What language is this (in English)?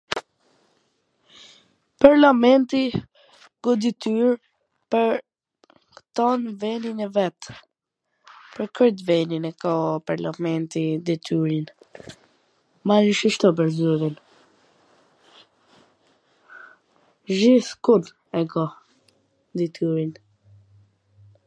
Gheg Albanian